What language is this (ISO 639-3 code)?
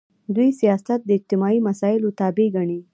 pus